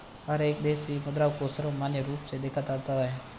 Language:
Hindi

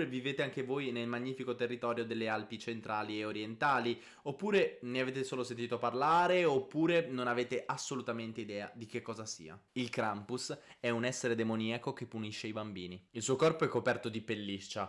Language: Italian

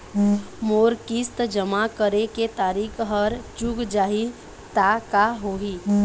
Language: Chhattisgarhi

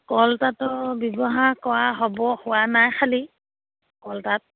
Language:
Assamese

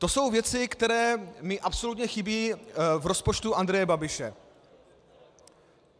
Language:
Czech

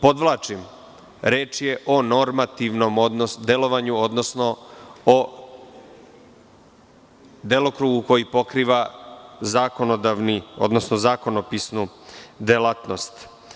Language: Serbian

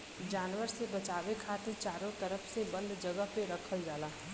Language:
Bhojpuri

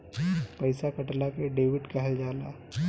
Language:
Bhojpuri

